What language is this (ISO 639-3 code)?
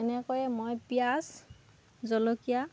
asm